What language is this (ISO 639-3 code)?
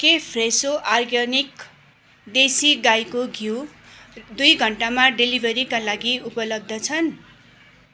nep